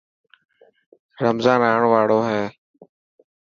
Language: Dhatki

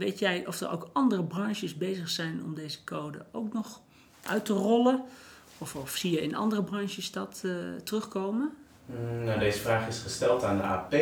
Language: Dutch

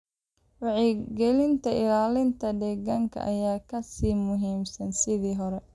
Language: Somali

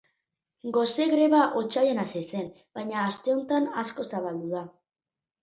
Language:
Basque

